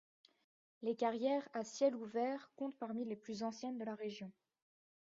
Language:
French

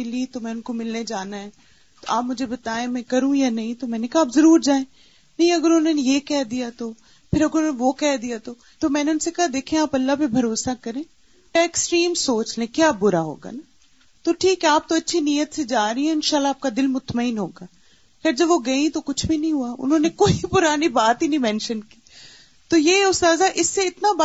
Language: Urdu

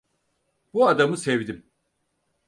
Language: Turkish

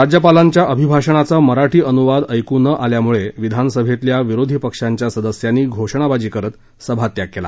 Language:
Marathi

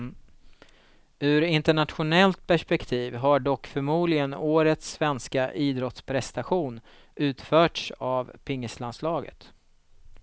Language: Swedish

